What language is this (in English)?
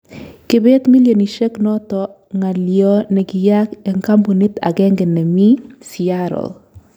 Kalenjin